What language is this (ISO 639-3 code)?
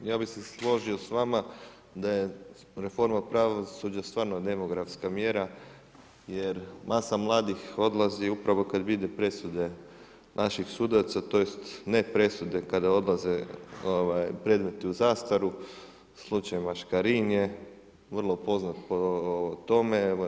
hrv